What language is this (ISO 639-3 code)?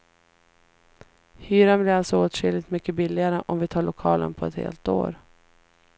swe